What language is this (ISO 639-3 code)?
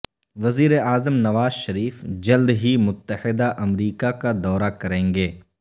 urd